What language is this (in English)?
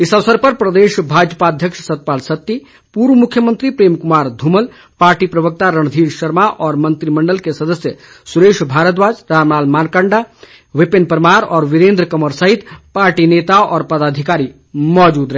Hindi